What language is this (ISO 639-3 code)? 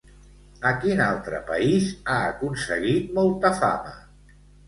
cat